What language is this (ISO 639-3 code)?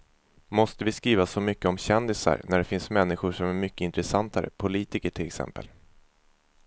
swe